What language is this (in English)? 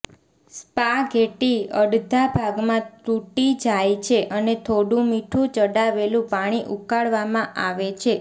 Gujarati